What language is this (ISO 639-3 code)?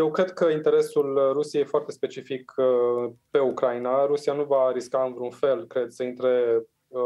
ron